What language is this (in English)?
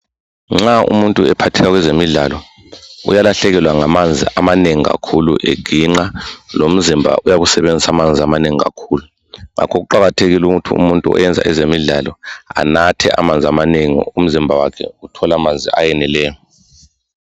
North Ndebele